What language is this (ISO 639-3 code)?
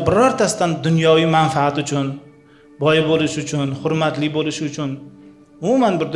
tur